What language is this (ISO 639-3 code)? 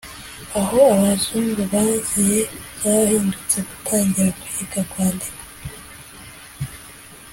kin